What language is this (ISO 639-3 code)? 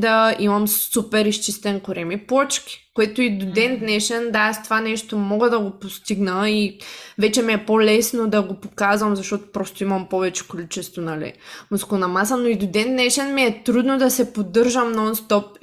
bul